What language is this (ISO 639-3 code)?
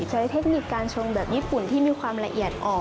tha